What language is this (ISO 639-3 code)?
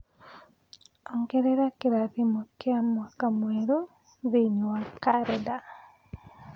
kik